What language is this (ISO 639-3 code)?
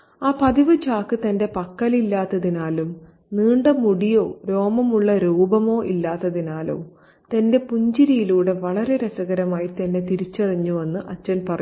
mal